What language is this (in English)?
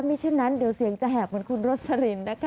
Thai